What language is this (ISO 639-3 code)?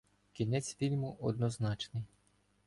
ukr